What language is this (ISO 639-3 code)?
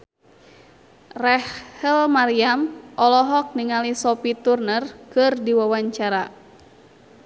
sun